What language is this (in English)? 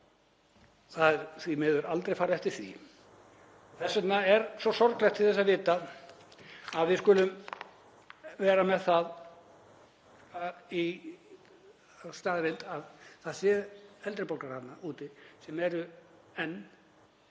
Icelandic